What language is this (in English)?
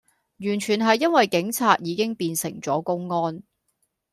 Cantonese